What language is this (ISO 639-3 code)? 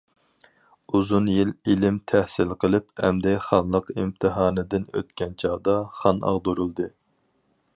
uig